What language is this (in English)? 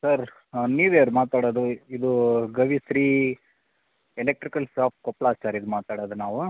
Kannada